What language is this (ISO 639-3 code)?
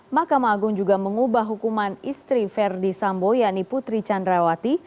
ind